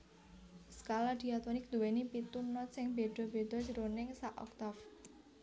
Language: Javanese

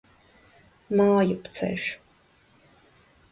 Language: Latvian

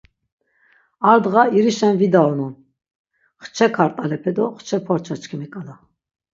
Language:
Laz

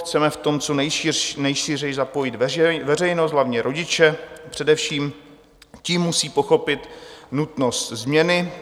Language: Czech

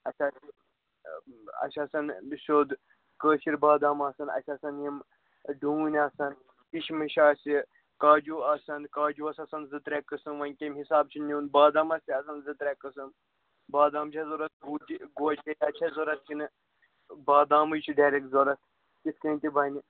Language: Kashmiri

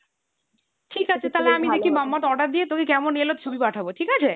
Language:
Bangla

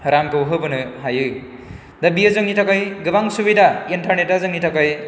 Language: Bodo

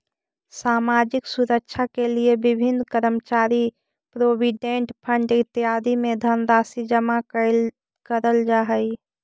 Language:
Magahi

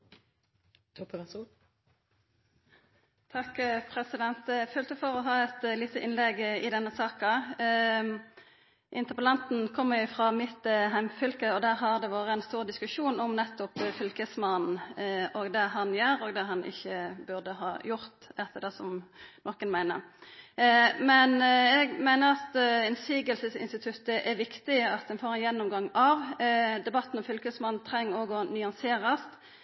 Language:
Norwegian Nynorsk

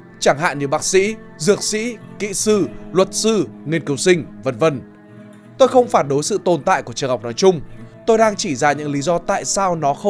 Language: Vietnamese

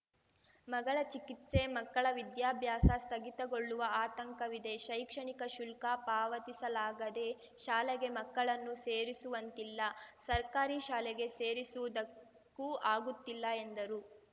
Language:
Kannada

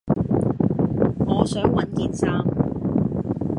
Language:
Cantonese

